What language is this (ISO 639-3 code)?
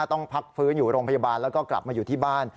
tha